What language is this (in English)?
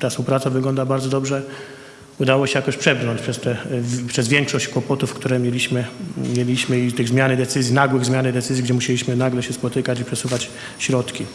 Polish